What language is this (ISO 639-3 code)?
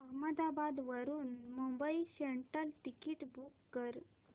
mar